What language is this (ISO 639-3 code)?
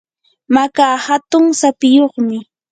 qur